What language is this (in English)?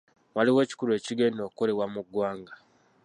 Ganda